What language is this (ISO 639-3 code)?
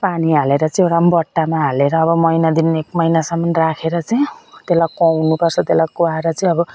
nep